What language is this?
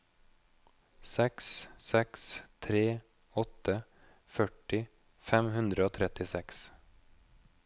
Norwegian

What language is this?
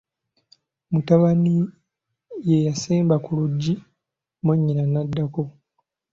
Ganda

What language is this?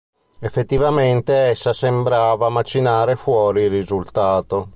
Italian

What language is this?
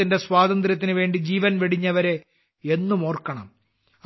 Malayalam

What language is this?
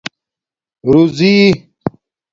Domaaki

